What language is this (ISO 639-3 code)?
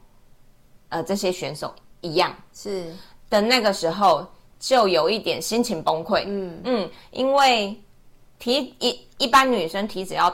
zho